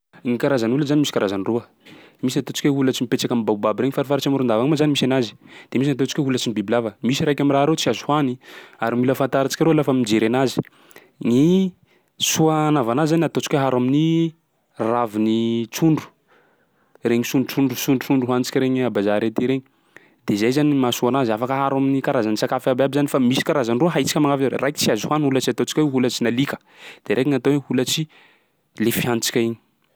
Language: Sakalava Malagasy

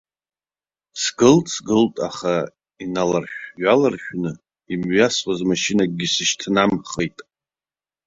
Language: Abkhazian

